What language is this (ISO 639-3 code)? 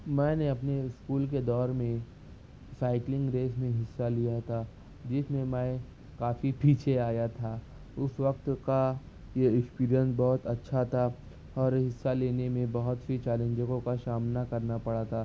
urd